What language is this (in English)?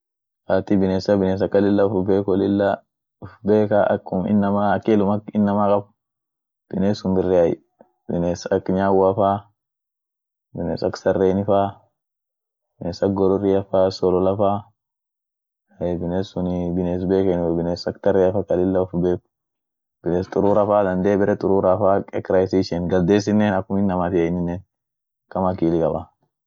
Orma